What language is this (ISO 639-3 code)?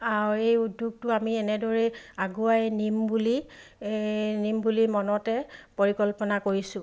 asm